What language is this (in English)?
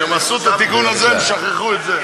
Hebrew